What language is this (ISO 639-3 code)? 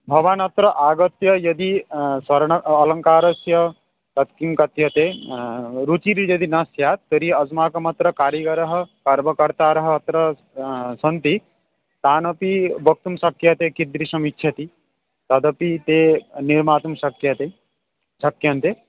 san